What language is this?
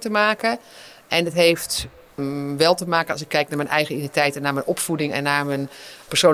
Dutch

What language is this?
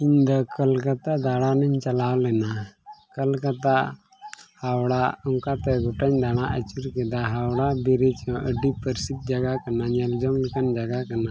Santali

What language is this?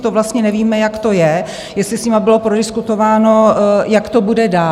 Czech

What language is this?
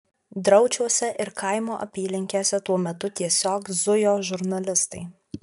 Lithuanian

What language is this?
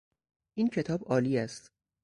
Persian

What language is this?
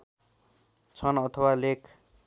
Nepali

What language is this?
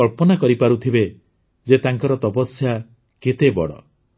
Odia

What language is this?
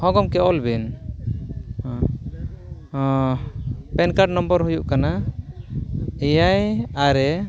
Santali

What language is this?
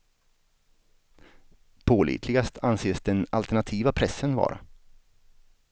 Swedish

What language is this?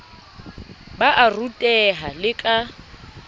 Southern Sotho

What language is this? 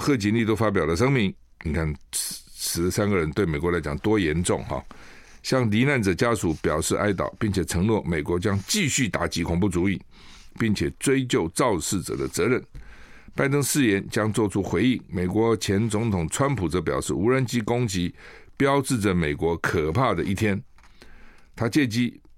Chinese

